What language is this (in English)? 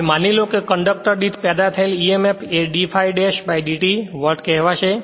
Gujarati